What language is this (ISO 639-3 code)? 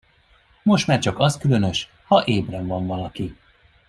hun